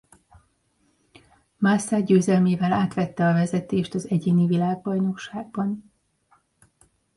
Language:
Hungarian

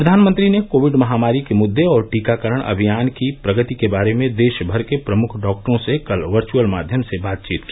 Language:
Hindi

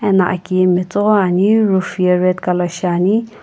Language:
Sumi Naga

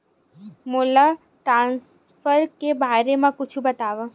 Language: Chhattisgarhi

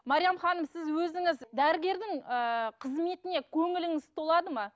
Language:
Kazakh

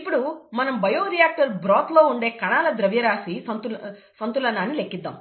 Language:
Telugu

